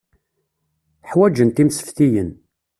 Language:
Kabyle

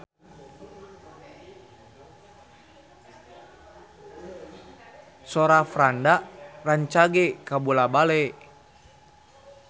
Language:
Sundanese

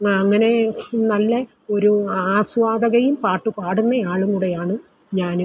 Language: Malayalam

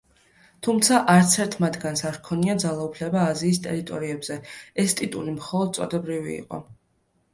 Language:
Georgian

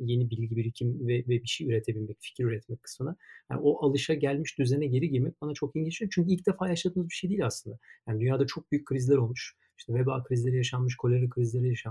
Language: Turkish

